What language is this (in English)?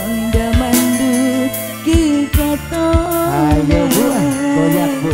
Indonesian